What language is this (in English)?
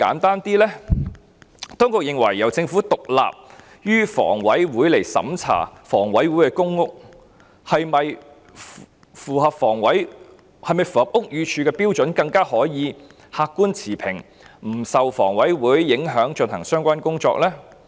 Cantonese